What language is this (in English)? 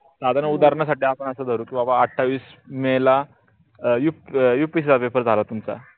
Marathi